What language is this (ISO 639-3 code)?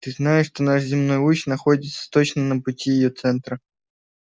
rus